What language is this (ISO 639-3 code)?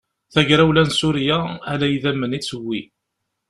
kab